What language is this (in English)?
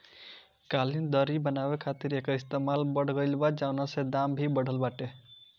Bhojpuri